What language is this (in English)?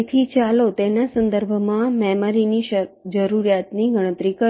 Gujarati